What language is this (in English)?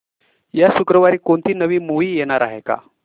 Marathi